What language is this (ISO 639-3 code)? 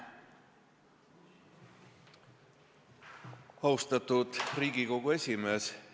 est